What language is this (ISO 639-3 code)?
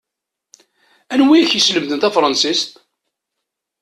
kab